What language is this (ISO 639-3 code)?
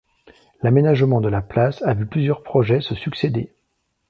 fra